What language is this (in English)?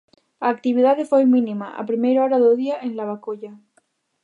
Galician